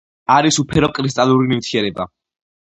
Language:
Georgian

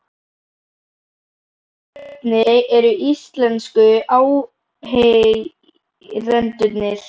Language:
Icelandic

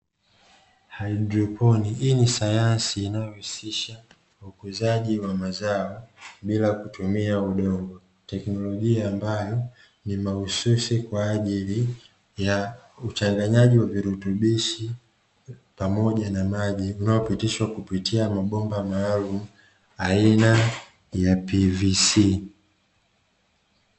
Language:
Swahili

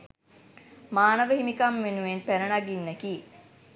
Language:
Sinhala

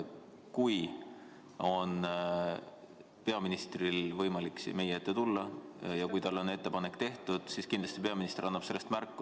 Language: Estonian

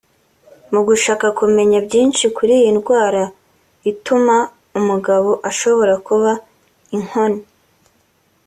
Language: Kinyarwanda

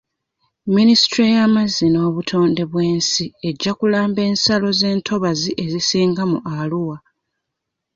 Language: Ganda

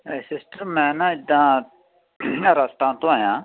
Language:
Punjabi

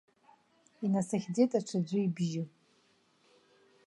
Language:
Abkhazian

